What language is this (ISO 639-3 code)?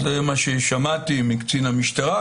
heb